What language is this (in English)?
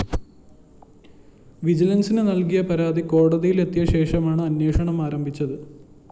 Malayalam